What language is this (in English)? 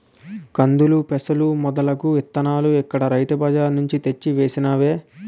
Telugu